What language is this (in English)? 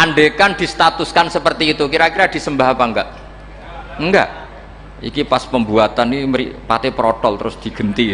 Indonesian